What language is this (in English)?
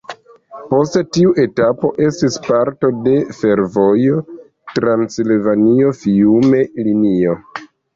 Esperanto